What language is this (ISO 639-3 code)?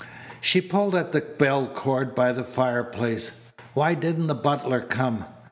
eng